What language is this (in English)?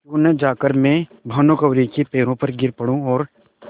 Hindi